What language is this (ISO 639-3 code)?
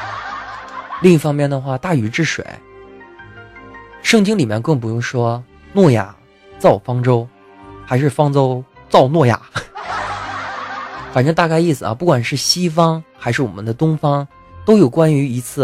zho